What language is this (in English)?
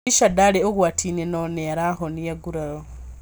Kikuyu